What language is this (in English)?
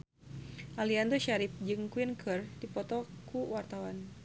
Sundanese